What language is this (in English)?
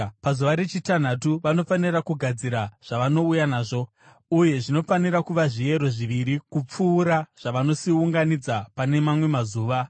Shona